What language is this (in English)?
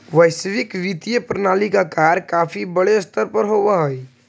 Magahi